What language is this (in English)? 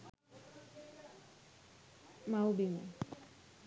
Sinhala